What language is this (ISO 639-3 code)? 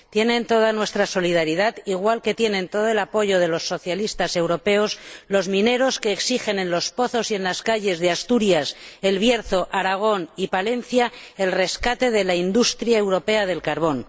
spa